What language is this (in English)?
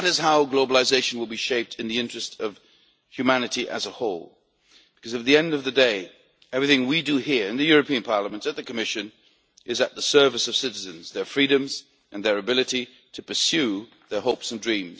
English